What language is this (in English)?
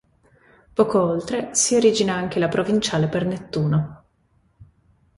Italian